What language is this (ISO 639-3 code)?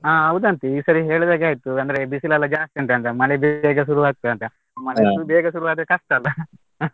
kan